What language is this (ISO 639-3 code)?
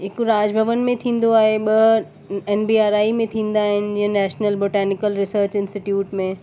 snd